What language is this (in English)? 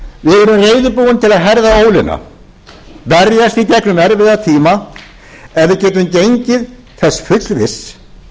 Icelandic